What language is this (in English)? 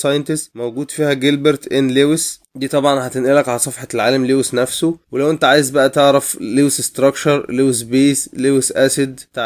Arabic